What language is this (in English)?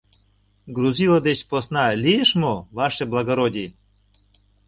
Mari